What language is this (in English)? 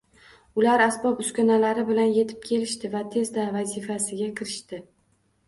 Uzbek